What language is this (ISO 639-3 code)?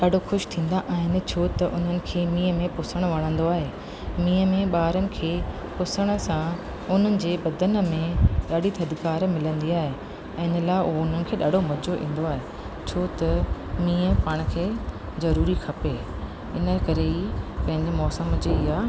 snd